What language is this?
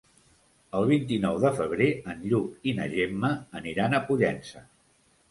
Catalan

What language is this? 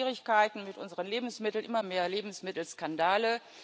German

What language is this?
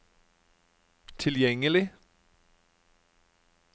Norwegian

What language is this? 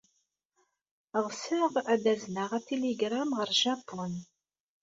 Kabyle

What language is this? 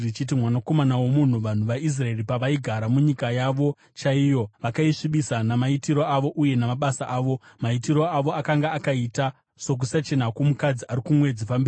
Shona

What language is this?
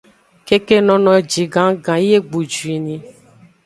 Aja (Benin)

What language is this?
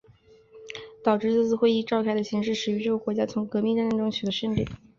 Chinese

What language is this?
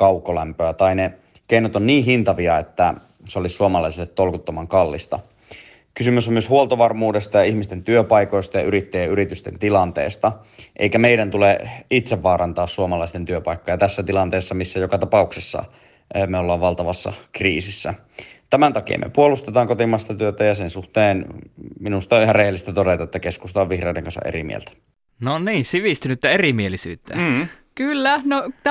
Finnish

